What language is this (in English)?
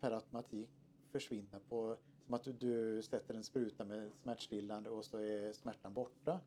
Swedish